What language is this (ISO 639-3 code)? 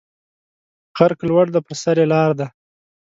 pus